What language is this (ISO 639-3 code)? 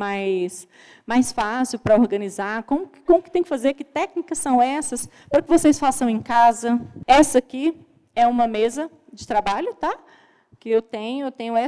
por